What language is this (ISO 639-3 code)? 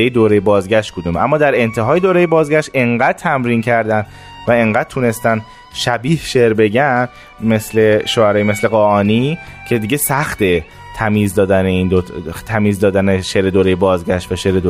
fas